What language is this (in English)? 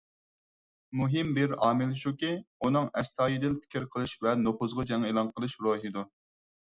Uyghur